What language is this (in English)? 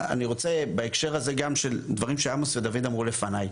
Hebrew